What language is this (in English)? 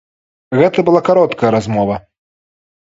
Belarusian